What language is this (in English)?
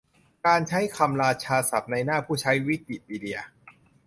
Thai